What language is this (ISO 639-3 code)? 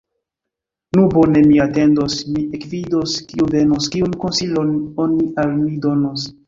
epo